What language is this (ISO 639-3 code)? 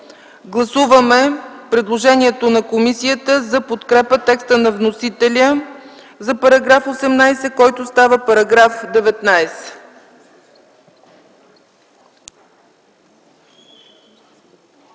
bul